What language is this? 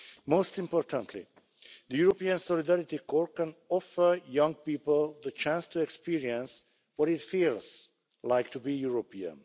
English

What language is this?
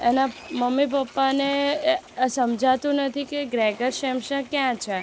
Gujarati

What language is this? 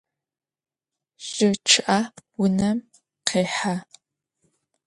Adyghe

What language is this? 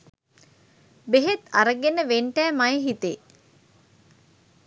Sinhala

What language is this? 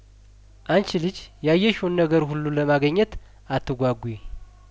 Amharic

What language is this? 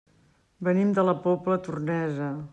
Catalan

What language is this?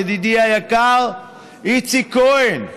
Hebrew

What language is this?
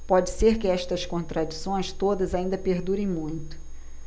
Portuguese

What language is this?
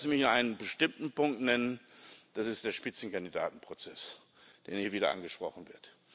German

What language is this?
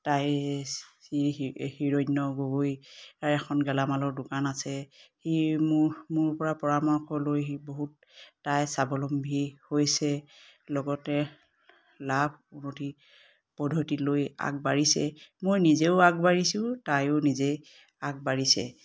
Assamese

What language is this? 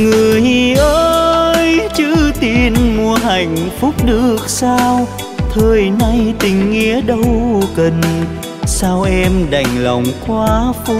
Vietnamese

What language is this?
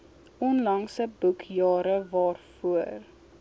Afrikaans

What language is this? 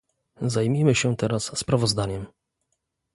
Polish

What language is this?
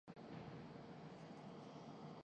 Urdu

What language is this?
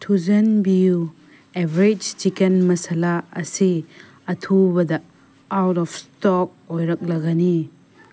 Manipuri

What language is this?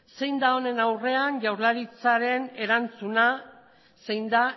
Basque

